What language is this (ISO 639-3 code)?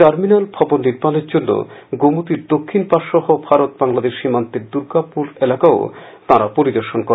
ben